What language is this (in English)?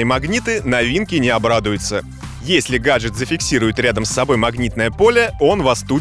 Russian